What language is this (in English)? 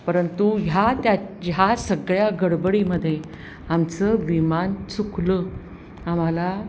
Marathi